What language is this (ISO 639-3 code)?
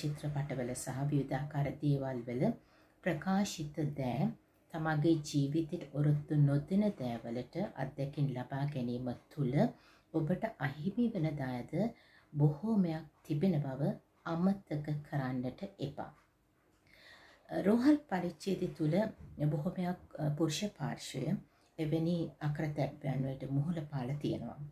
hin